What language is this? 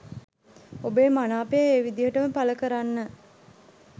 Sinhala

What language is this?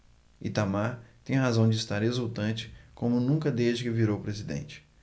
Portuguese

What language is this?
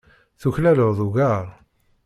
Kabyle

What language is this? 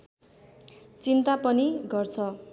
Nepali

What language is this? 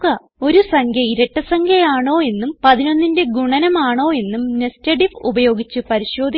Malayalam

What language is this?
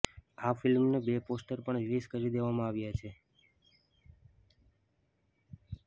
Gujarati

